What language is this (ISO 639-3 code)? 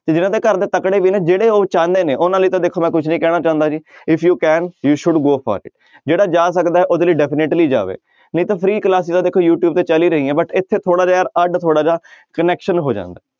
pan